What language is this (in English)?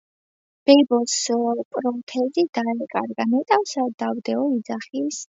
Georgian